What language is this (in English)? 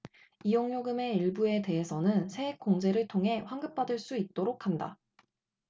Korean